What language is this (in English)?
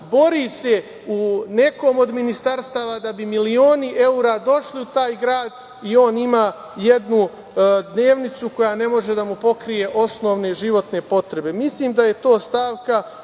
Serbian